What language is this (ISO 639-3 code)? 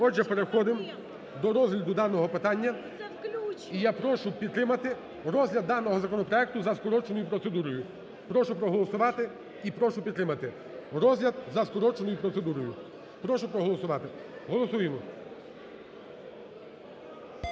ukr